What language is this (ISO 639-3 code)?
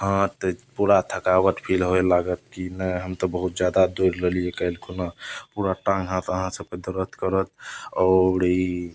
mai